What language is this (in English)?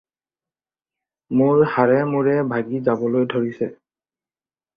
Assamese